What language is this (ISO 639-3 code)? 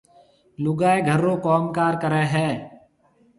mve